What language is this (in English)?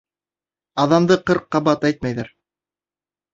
Bashkir